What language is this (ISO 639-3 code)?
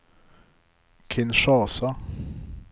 nor